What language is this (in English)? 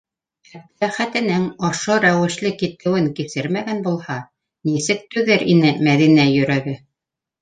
Bashkir